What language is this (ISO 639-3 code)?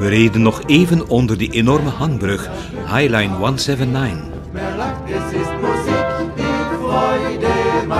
nld